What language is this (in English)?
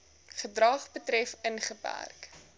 Afrikaans